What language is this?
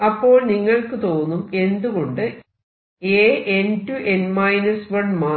Malayalam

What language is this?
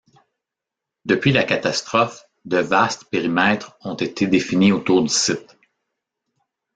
French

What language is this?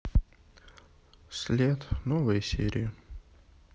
Russian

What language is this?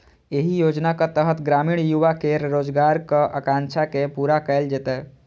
Maithili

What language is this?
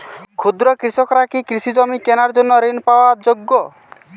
Bangla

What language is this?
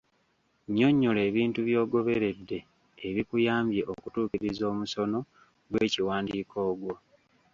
Ganda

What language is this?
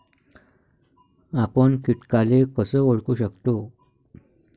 Marathi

